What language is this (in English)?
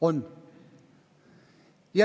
Estonian